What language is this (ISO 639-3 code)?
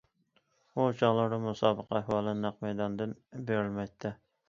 uig